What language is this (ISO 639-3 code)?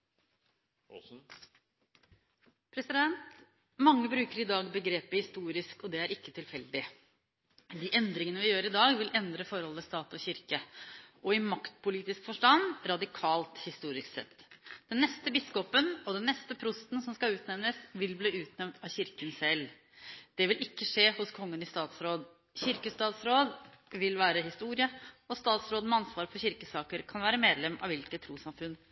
nob